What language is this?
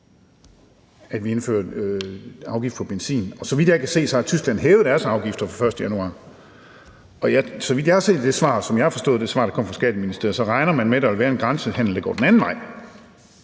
Danish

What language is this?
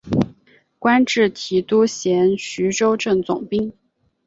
Chinese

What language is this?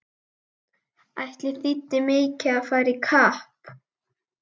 Icelandic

